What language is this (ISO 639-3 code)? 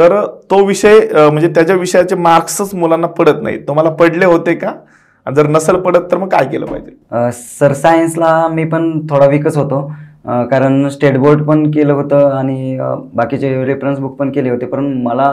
mar